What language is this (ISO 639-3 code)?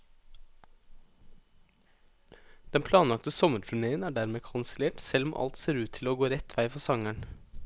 nor